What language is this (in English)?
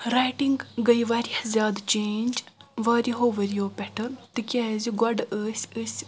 Kashmiri